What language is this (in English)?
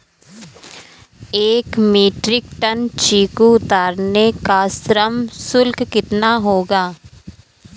Hindi